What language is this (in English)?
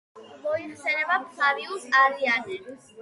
Georgian